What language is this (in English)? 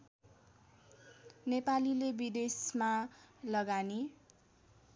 Nepali